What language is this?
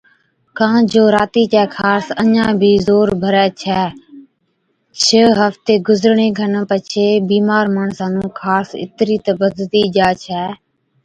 Od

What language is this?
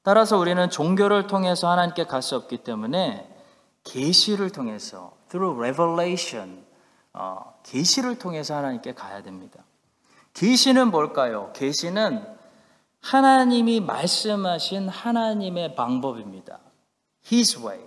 Korean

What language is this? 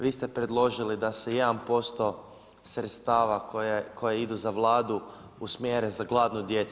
Croatian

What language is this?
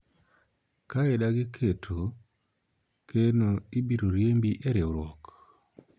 Luo (Kenya and Tanzania)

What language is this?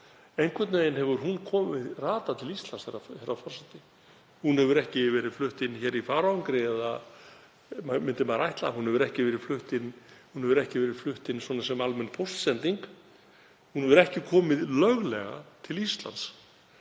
Icelandic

